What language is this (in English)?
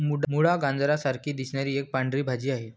Marathi